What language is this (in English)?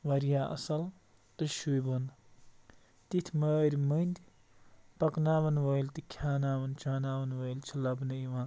Kashmiri